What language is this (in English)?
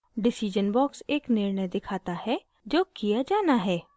Hindi